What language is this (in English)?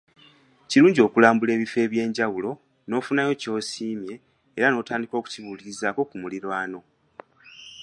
Ganda